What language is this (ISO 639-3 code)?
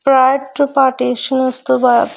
pan